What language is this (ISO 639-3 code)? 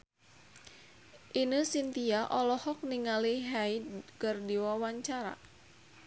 sun